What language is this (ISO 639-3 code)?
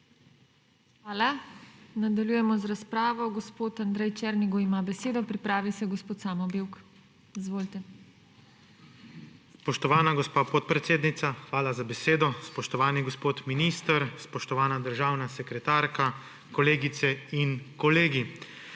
slv